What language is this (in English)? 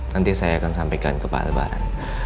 Indonesian